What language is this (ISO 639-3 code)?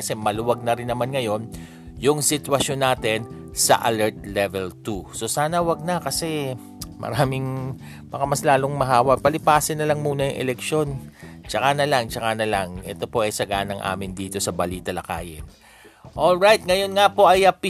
fil